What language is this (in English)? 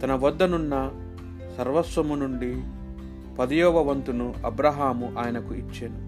Telugu